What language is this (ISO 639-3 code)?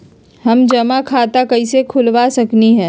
mag